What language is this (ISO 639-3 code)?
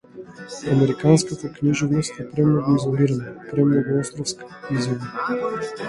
mkd